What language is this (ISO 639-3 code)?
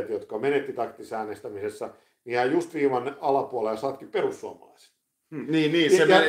fin